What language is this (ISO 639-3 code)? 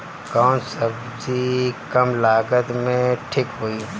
bho